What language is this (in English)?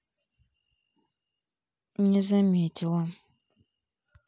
Russian